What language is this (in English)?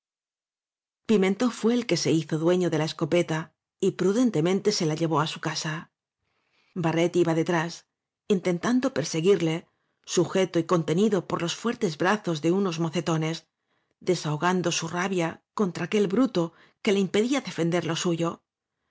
Spanish